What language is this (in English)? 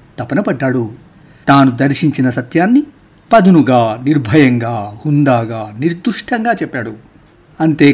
Telugu